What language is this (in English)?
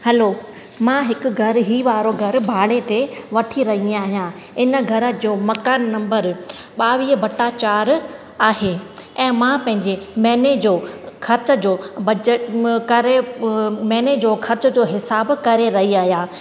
Sindhi